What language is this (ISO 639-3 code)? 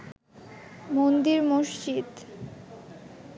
ben